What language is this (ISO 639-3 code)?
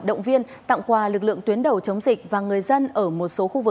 vie